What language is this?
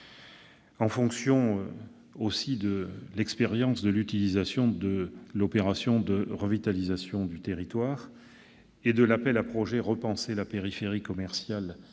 French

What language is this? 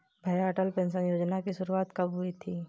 Hindi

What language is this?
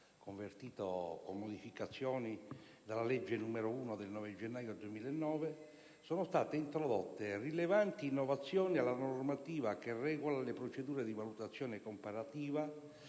Italian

